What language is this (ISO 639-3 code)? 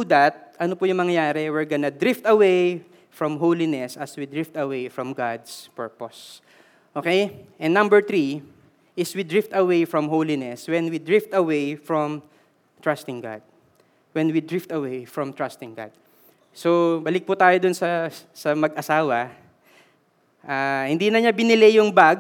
fil